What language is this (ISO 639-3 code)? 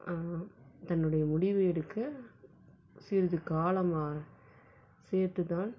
tam